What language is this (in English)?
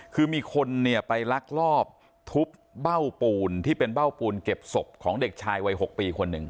Thai